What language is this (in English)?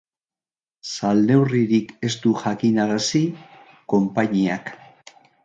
Basque